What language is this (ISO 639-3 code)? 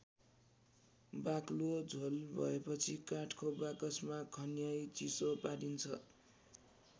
nep